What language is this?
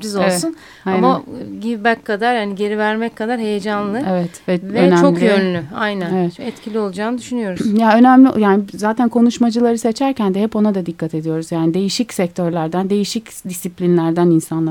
Turkish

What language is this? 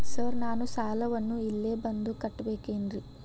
Kannada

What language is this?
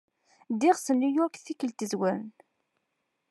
Kabyle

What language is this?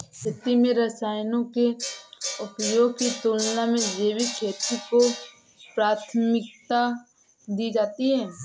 Hindi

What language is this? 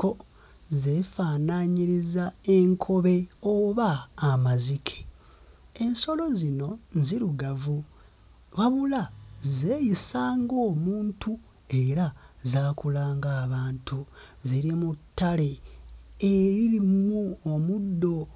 Ganda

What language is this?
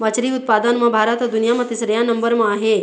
Chhattisgarhi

